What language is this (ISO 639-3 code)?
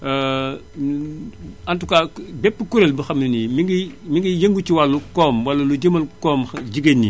wol